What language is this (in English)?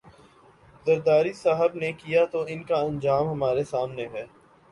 Urdu